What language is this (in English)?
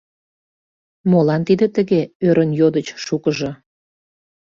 Mari